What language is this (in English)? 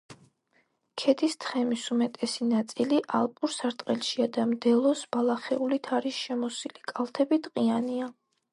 Georgian